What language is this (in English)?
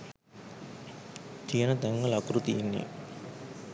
Sinhala